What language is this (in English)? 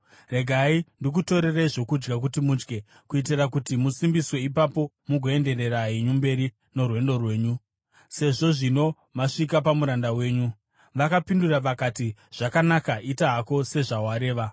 Shona